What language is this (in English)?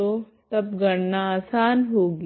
Hindi